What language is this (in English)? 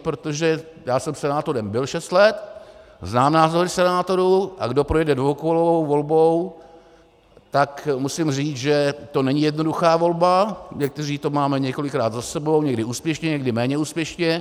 Czech